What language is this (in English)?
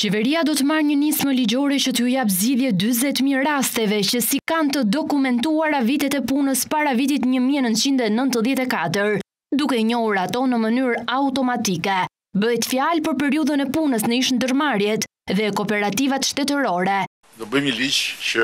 Romanian